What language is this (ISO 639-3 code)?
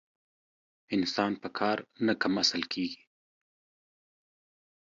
pus